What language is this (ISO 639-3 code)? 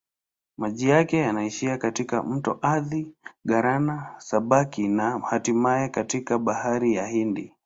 swa